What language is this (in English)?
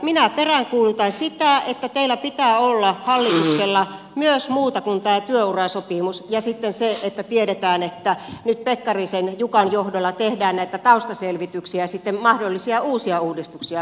Finnish